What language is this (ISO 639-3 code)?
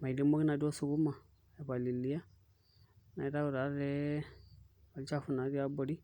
mas